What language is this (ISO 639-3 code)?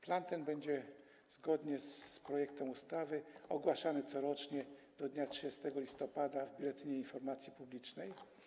pol